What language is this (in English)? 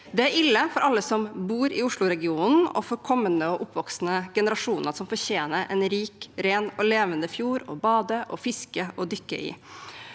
Norwegian